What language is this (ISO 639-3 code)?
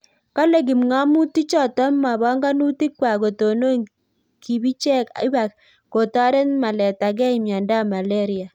kln